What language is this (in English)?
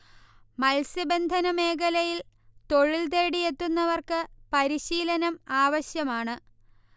Malayalam